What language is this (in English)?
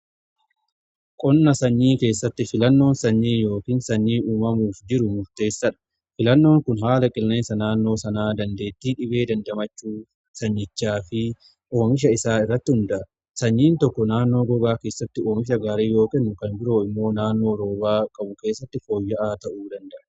Oromo